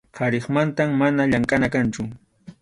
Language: Arequipa-La Unión Quechua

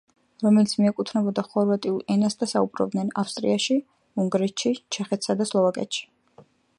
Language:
Georgian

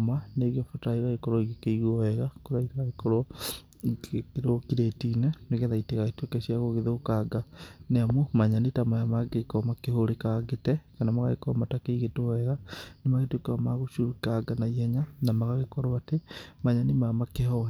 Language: Kikuyu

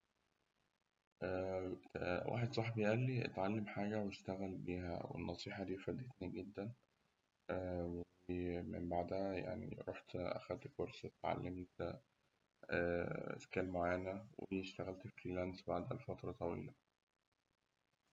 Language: Egyptian Arabic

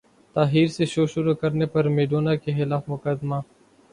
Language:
Urdu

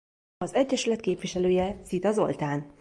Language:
Hungarian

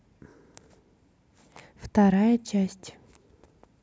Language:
Russian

